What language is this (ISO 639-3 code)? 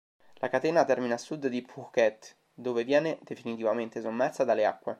ita